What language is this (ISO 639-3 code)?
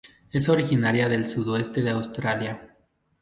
spa